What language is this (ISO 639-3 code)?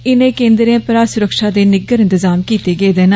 doi